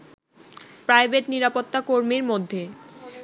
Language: Bangla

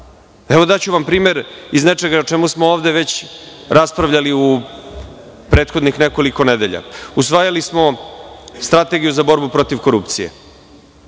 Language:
Serbian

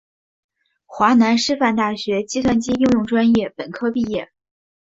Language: Chinese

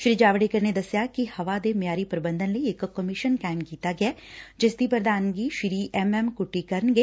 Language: Punjabi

